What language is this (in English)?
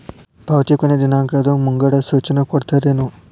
Kannada